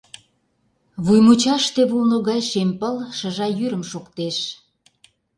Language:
Mari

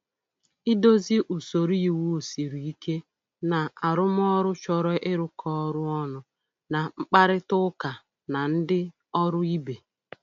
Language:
Igbo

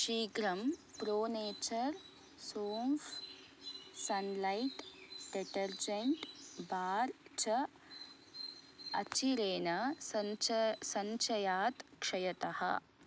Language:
Sanskrit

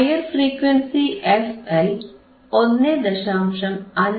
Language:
Malayalam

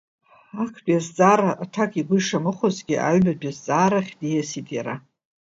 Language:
Abkhazian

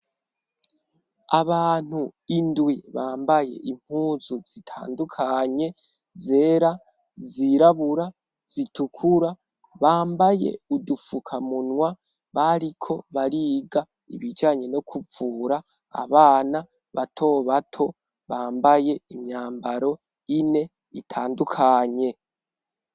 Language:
Rundi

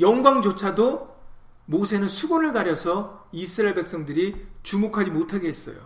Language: Korean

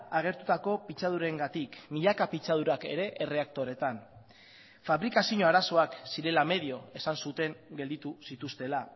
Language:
Basque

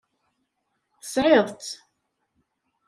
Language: Kabyle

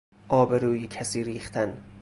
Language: Persian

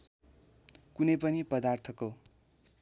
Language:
Nepali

